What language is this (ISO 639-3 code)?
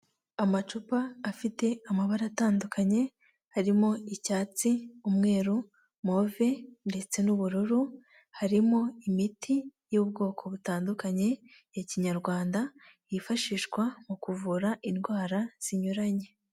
kin